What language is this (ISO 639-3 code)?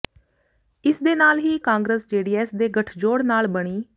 pan